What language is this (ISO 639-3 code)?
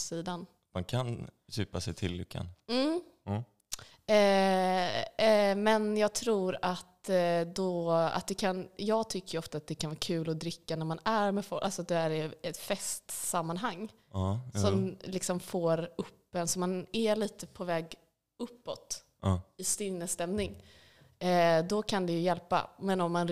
swe